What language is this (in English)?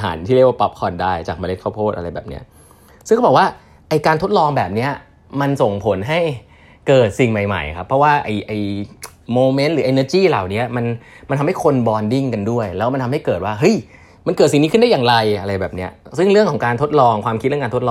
Thai